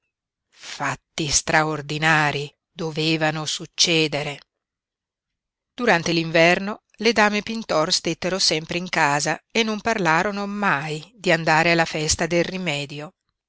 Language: Italian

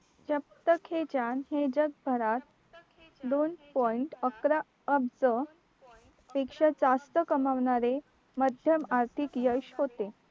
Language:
Marathi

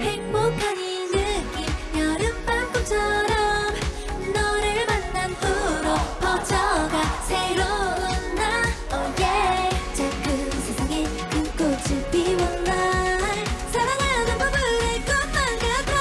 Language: Korean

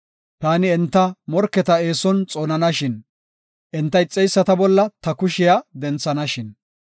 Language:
Gofa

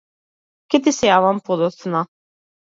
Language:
Macedonian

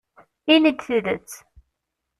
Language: Kabyle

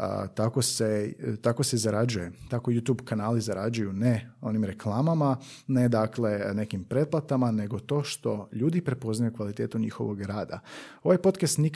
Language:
Croatian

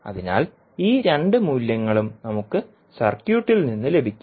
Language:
Malayalam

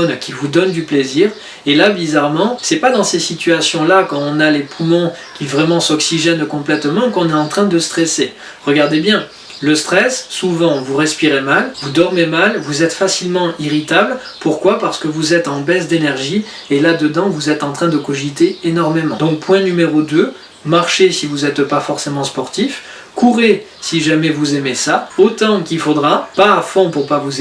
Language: French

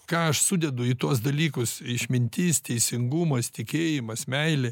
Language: Lithuanian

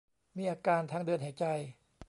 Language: Thai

